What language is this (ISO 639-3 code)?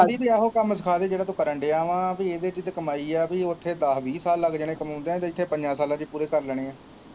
pan